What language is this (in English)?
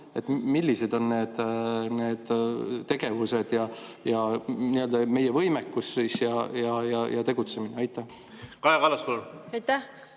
Estonian